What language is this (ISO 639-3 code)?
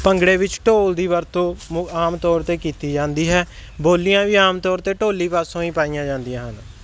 pan